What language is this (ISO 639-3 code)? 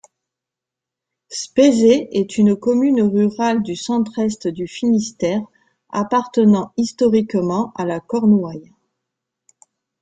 fra